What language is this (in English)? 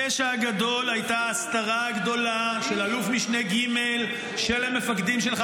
Hebrew